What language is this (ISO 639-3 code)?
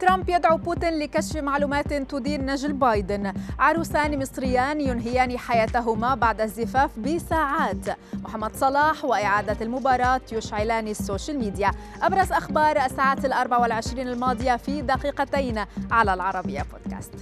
ara